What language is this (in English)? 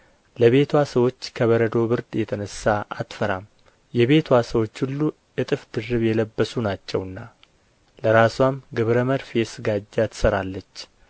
Amharic